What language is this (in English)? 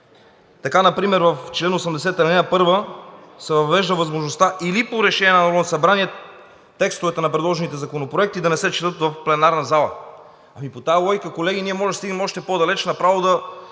Bulgarian